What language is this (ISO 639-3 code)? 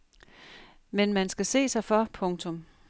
dan